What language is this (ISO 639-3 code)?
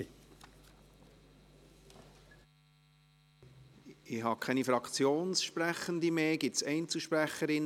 gsw